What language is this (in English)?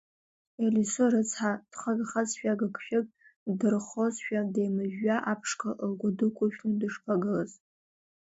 Abkhazian